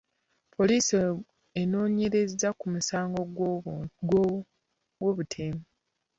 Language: Ganda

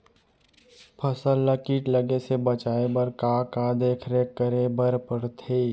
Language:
Chhattisgarhi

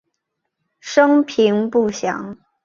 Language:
Chinese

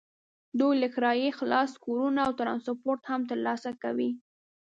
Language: Pashto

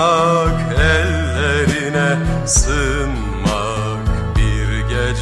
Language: Turkish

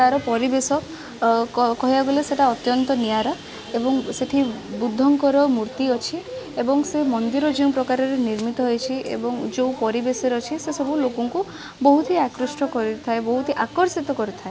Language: Odia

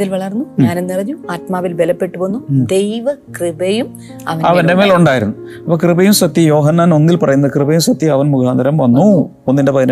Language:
Malayalam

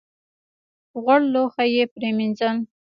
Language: Pashto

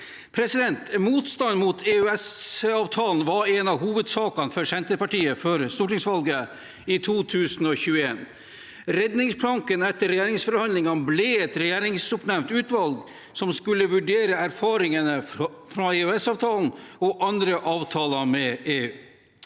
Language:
Norwegian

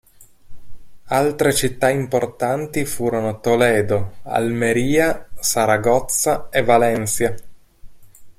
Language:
Italian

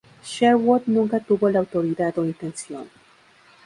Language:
Spanish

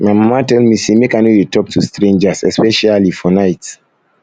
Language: Nigerian Pidgin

